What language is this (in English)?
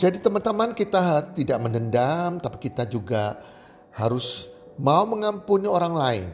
Indonesian